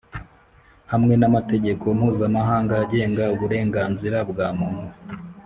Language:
Kinyarwanda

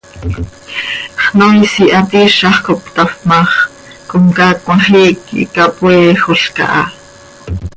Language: Seri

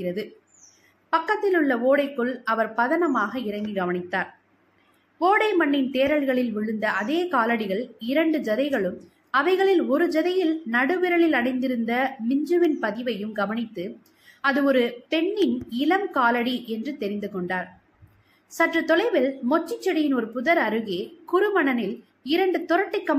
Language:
Tamil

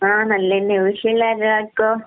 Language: Malayalam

